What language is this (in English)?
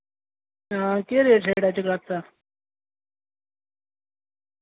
Dogri